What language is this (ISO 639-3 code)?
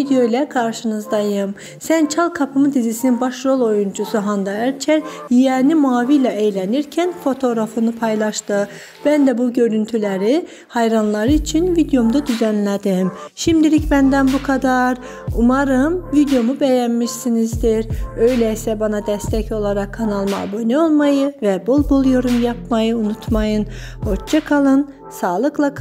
tur